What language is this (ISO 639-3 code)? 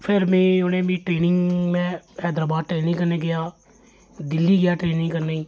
doi